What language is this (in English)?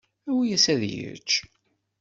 Kabyle